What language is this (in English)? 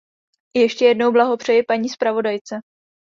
Czech